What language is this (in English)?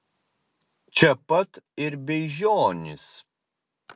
Lithuanian